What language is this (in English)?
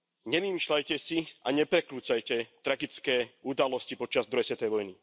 Slovak